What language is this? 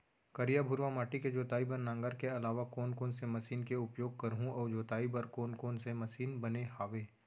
Chhattisgarhi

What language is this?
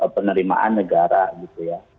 Indonesian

